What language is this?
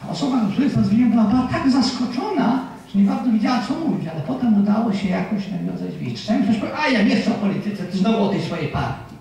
Polish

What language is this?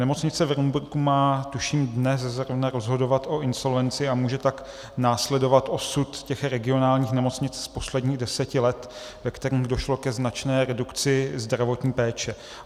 Czech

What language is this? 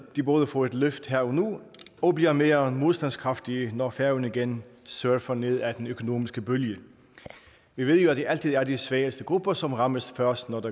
Danish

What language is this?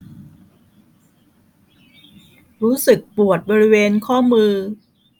Thai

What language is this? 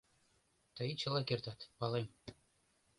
Mari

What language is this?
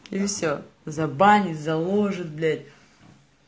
Russian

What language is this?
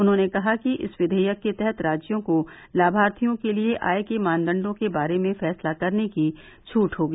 Hindi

